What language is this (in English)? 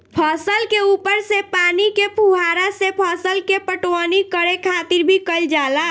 Bhojpuri